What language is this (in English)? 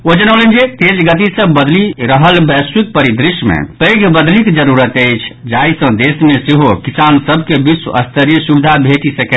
Maithili